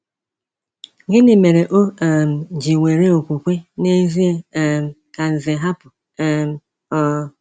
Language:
Igbo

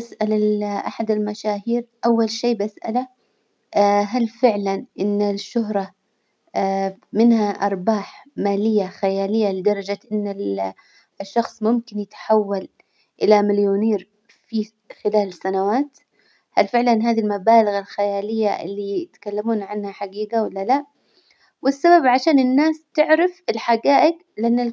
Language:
Hijazi Arabic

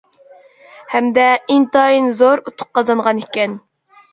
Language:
Uyghur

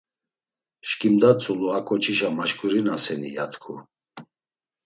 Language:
Laz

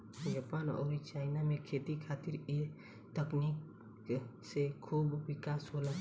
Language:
Bhojpuri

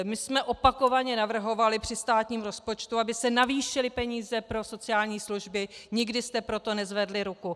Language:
Czech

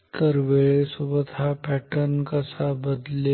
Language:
Marathi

